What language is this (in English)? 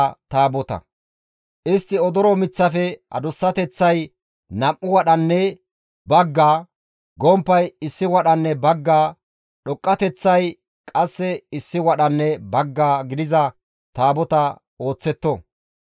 Gamo